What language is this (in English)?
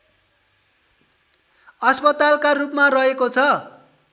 Nepali